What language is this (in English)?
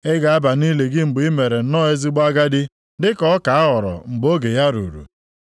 Igbo